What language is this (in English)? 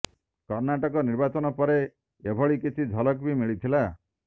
Odia